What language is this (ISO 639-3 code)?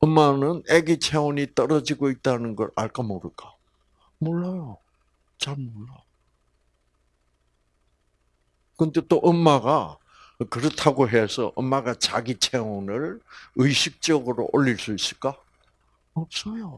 kor